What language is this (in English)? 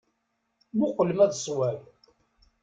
Kabyle